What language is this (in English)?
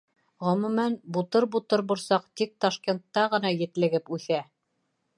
Bashkir